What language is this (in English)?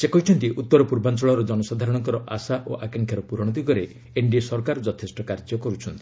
Odia